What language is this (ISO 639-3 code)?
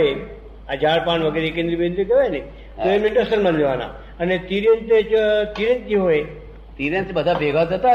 guj